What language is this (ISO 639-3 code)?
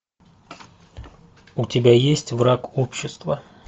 rus